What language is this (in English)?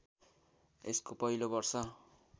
Nepali